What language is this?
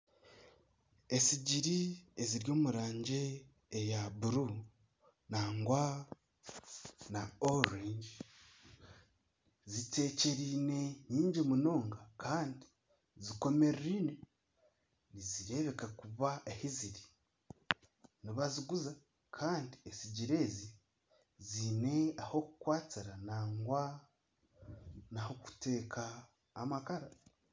Nyankole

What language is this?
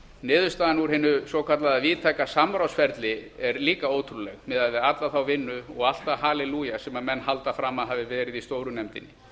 Icelandic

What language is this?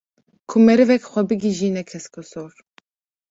Kurdish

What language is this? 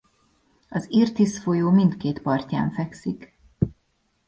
Hungarian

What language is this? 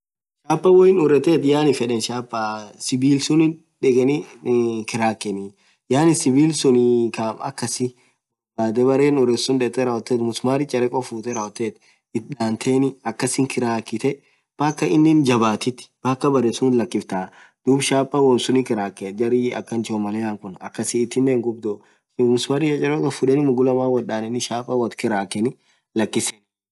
Orma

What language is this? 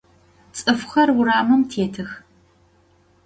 Adyghe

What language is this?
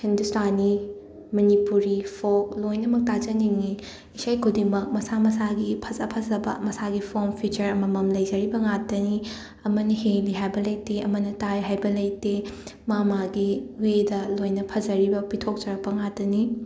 Manipuri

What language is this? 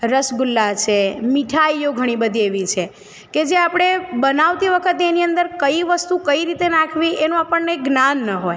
Gujarati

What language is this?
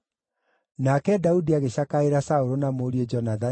Kikuyu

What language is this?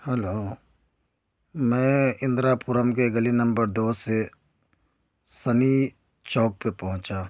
Urdu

